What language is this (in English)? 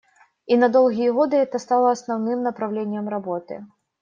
Russian